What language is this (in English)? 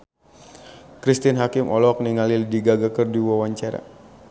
Sundanese